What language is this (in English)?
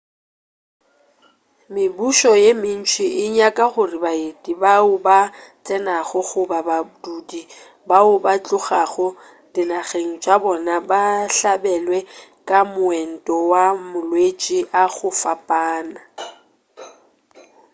Northern Sotho